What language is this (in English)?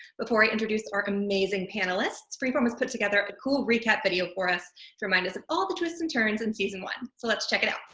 English